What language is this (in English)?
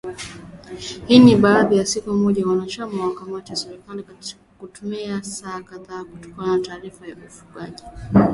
Swahili